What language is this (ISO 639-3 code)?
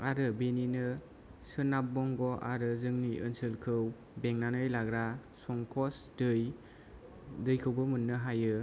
brx